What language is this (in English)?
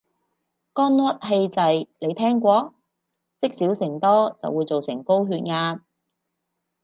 Cantonese